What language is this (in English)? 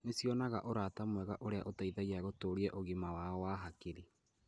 Kikuyu